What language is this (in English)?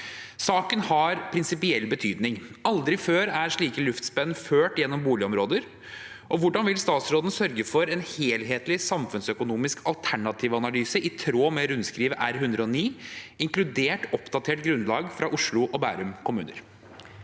Norwegian